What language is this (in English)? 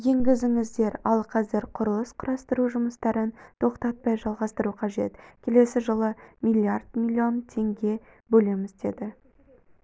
Kazakh